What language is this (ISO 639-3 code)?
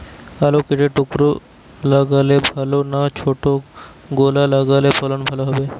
ben